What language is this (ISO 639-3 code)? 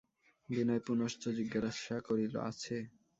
ben